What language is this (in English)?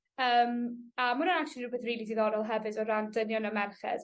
Welsh